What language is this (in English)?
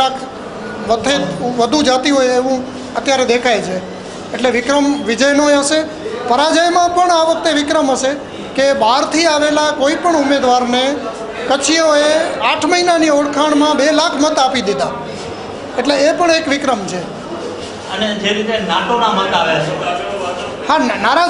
Hindi